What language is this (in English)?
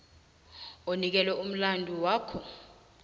South Ndebele